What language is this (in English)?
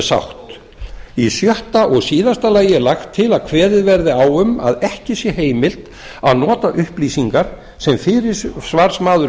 Icelandic